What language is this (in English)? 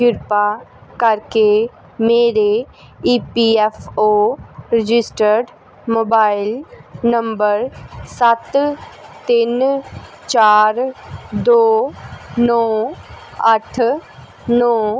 Punjabi